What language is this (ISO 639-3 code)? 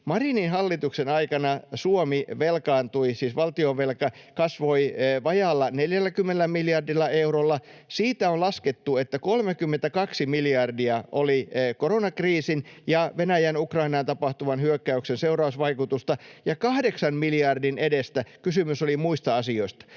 fin